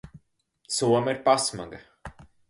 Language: Latvian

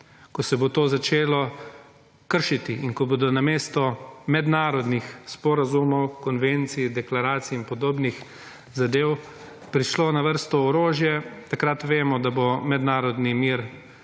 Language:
Slovenian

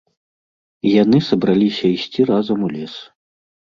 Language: Belarusian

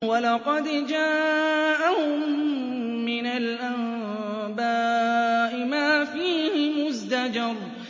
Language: Arabic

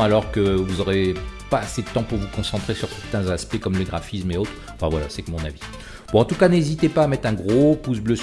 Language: French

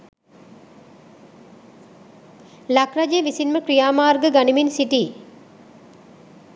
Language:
Sinhala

